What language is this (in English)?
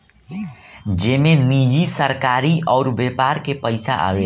Bhojpuri